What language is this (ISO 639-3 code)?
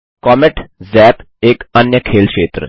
hin